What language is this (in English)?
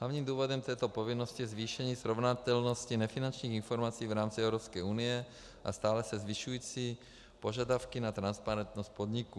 Czech